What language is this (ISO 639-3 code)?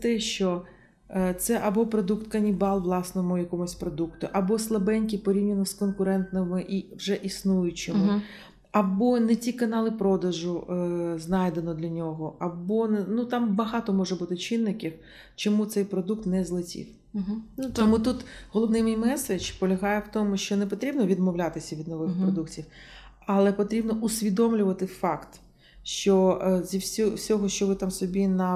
ukr